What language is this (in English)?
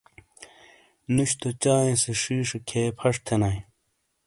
Shina